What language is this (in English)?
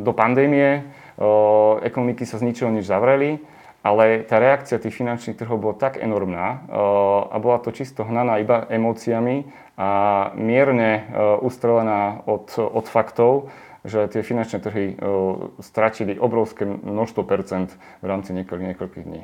Slovak